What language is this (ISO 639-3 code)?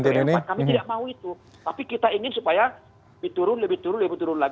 ind